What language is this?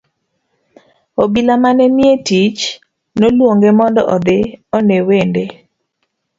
Luo (Kenya and Tanzania)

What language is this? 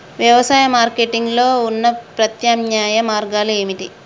Telugu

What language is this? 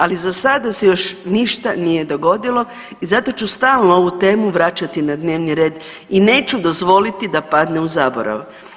Croatian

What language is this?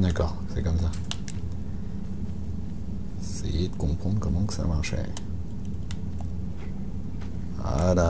French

